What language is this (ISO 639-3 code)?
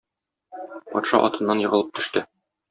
tat